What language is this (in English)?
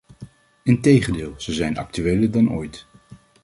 Dutch